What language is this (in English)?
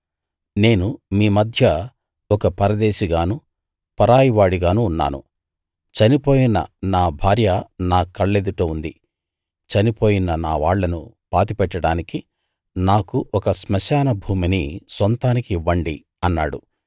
Telugu